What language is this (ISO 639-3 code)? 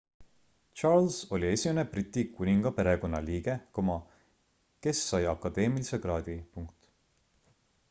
est